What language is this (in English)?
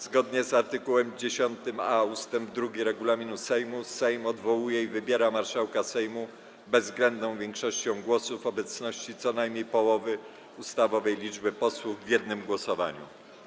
Polish